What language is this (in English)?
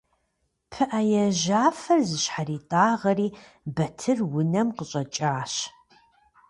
Kabardian